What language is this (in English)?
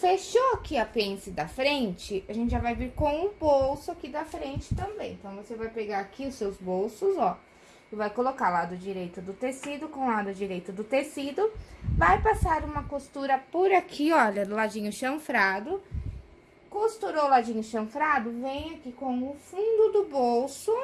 Portuguese